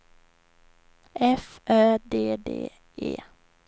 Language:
Swedish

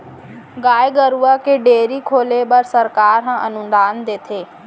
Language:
Chhattisgarhi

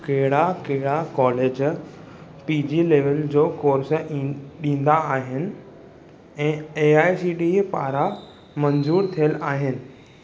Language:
Sindhi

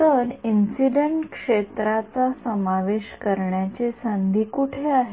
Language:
Marathi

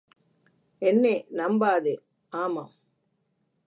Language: Tamil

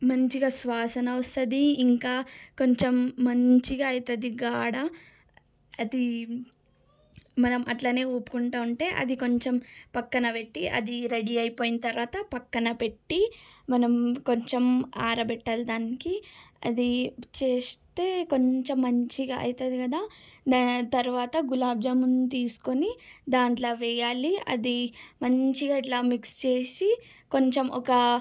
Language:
Telugu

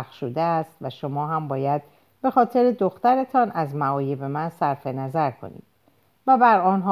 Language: Persian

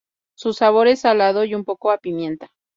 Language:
Spanish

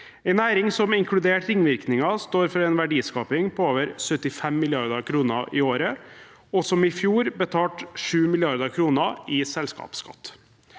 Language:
Norwegian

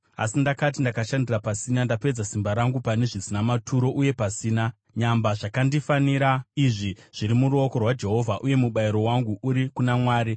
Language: Shona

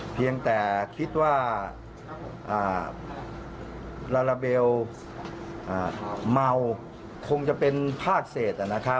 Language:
Thai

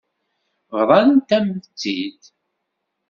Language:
Kabyle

